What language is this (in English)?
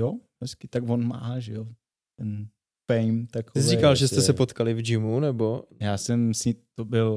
Czech